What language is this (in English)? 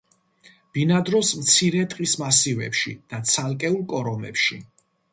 Georgian